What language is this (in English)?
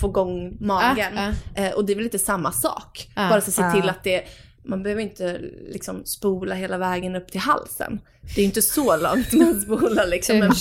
Swedish